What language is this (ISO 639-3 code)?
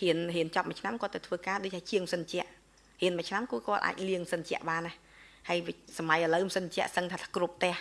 vie